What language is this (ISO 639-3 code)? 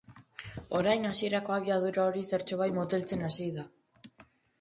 eus